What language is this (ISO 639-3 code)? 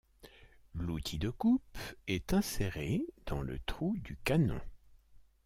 fra